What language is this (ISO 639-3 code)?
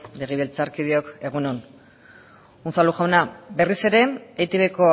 eus